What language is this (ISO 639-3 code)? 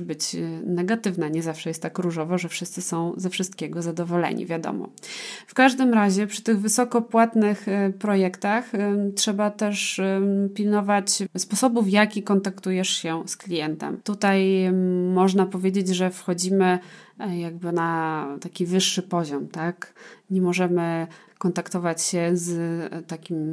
pol